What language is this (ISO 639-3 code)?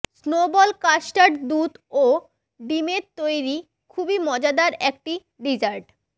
ben